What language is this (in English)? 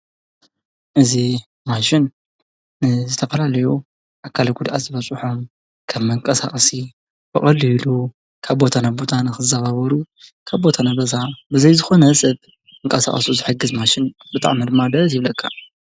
Tigrinya